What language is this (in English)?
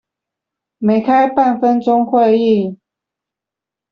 Chinese